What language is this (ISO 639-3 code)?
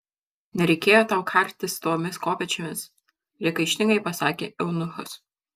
lit